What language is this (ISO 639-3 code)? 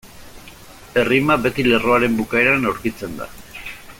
eus